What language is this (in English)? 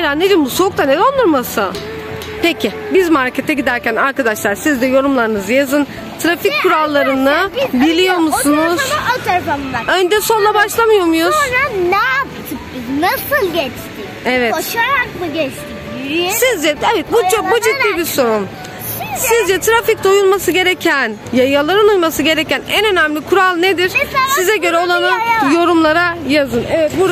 Turkish